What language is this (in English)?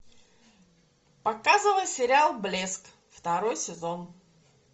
Russian